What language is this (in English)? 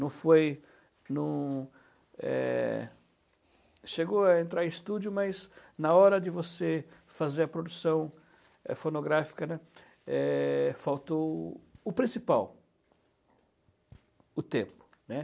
Portuguese